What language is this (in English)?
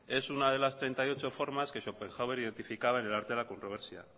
Spanish